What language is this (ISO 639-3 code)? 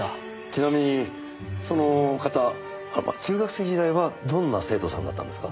jpn